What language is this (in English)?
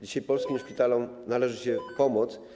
Polish